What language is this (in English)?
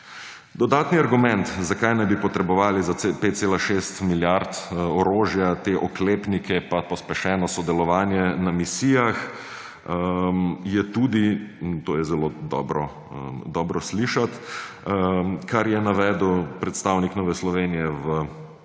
Slovenian